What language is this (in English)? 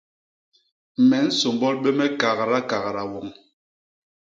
Basaa